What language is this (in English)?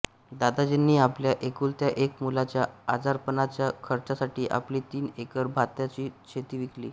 Marathi